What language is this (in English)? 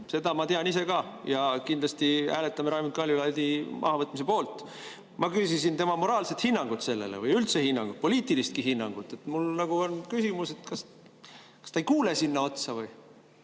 Estonian